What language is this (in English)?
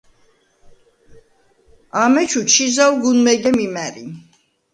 Svan